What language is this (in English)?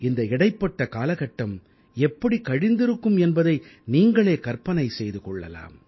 Tamil